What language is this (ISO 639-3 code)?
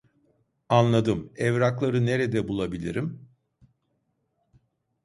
tur